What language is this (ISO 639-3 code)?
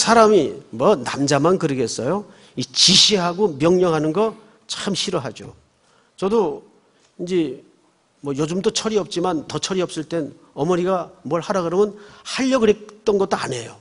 kor